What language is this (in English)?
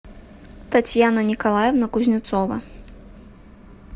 Russian